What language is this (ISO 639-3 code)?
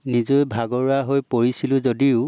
asm